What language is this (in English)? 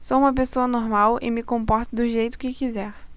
Portuguese